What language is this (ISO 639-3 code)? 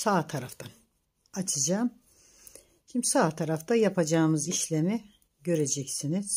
tur